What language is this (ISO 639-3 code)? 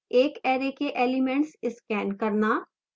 hin